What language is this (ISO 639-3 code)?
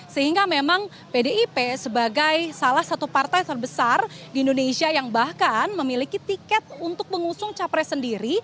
ind